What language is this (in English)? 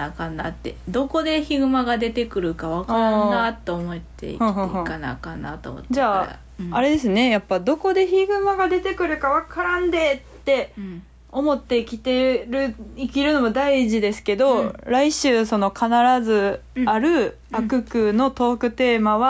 Japanese